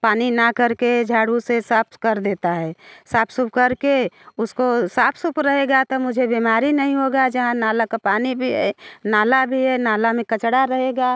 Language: Hindi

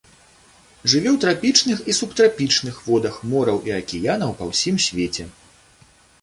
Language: Belarusian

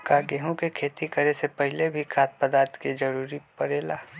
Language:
Magahi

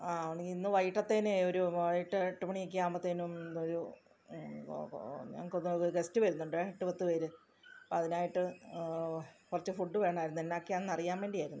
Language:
Malayalam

